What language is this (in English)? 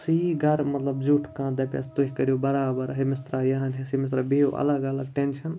Kashmiri